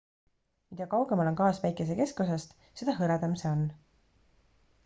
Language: Estonian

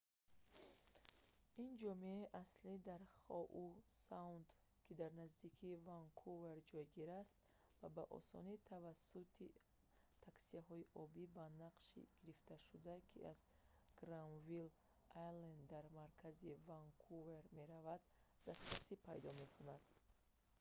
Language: Tajik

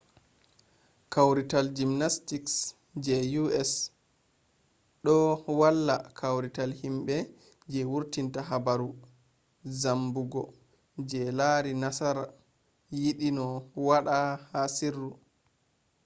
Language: Fula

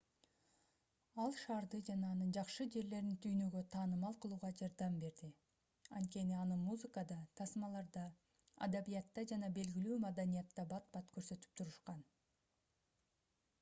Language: Kyrgyz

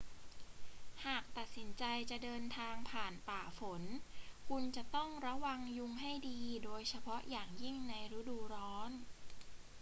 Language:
Thai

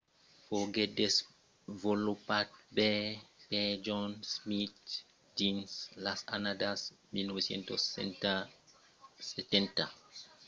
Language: Occitan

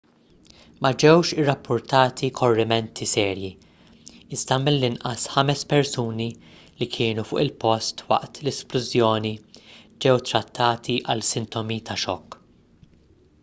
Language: Maltese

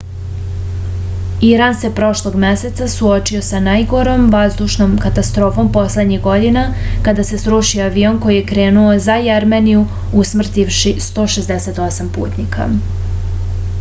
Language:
Serbian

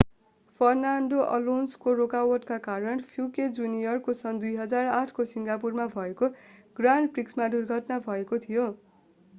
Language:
Nepali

